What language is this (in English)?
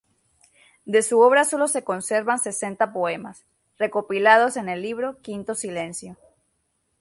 Spanish